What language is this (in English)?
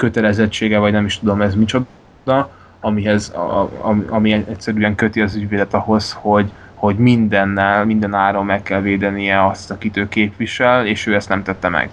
Hungarian